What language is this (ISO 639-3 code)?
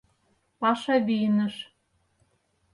chm